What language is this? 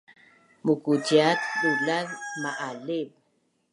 Bunun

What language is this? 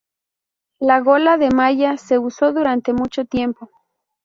Spanish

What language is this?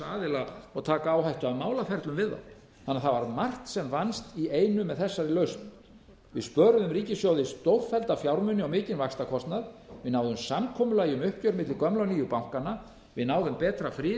Icelandic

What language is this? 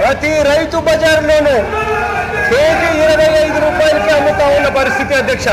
Telugu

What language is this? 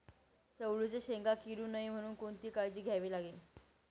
Marathi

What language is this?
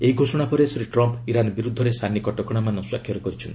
Odia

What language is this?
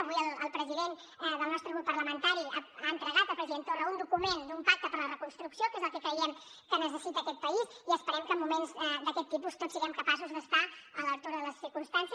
Catalan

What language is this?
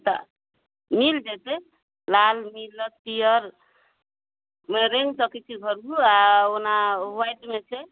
Maithili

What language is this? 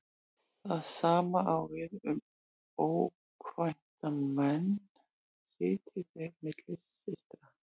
Icelandic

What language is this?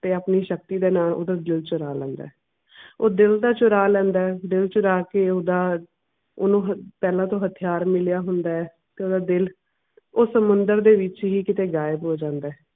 Punjabi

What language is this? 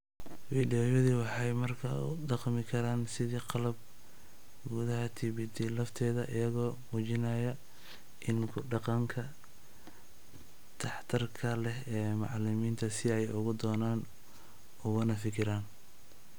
Somali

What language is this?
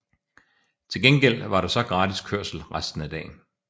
Danish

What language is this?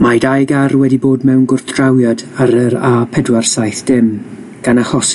Welsh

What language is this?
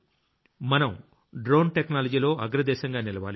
Telugu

